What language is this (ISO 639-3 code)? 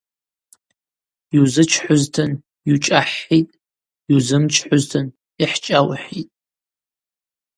abq